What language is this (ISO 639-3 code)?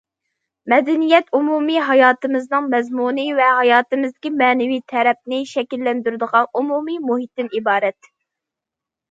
uig